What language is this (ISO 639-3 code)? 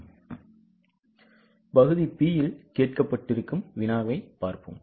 tam